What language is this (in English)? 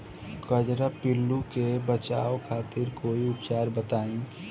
Bhojpuri